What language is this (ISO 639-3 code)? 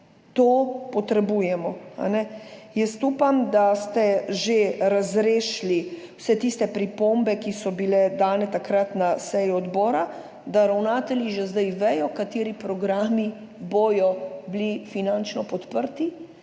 slv